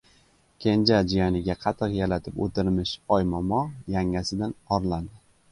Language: Uzbek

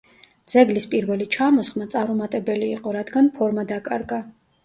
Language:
Georgian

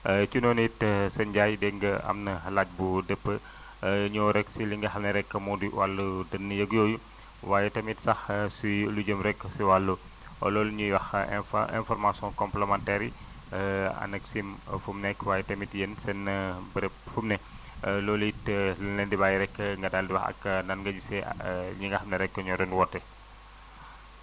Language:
Wolof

